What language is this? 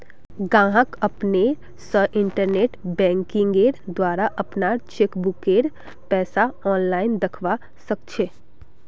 Magahi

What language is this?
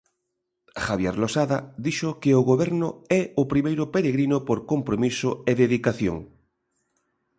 Galician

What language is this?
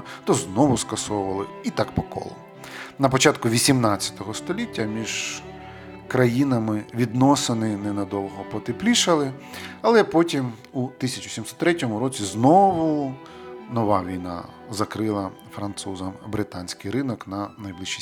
Ukrainian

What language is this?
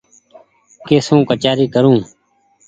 Goaria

